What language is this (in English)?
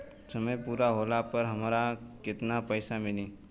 Bhojpuri